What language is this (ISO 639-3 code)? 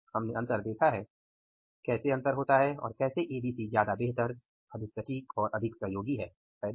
hin